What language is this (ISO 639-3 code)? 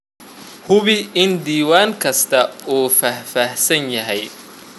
som